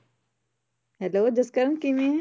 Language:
Punjabi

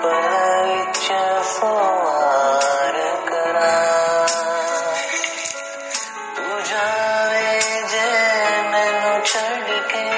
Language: Hindi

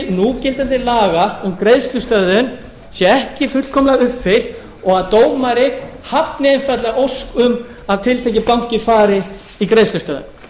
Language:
Icelandic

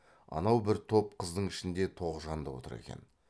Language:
Kazakh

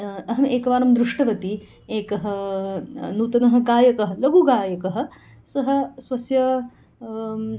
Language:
Sanskrit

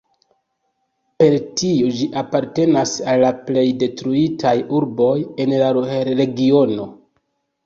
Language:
Esperanto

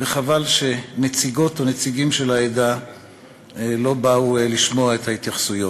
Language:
Hebrew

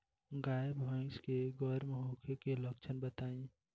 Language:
Bhojpuri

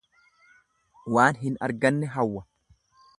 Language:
Oromo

